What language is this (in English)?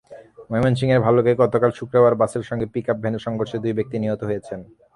Bangla